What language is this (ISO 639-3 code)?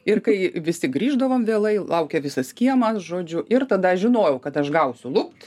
lit